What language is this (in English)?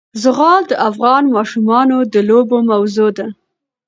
Pashto